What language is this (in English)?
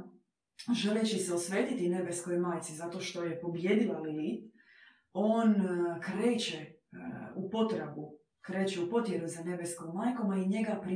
Croatian